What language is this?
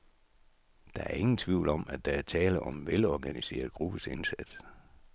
Danish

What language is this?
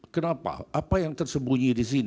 Indonesian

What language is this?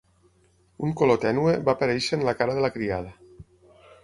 Catalan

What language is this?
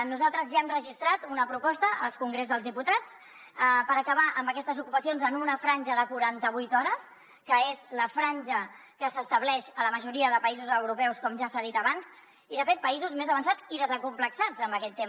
Catalan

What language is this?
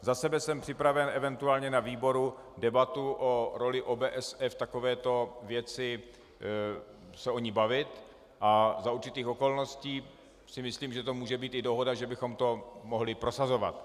Czech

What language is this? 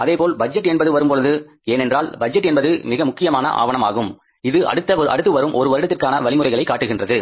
Tamil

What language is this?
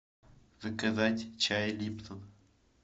Russian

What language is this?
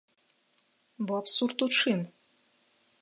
Belarusian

